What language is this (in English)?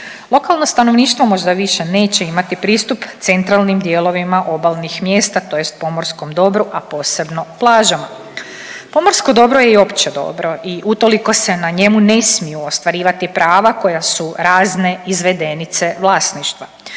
Croatian